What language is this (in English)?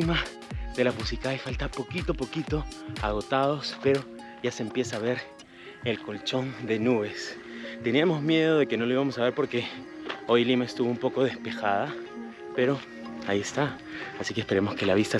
Spanish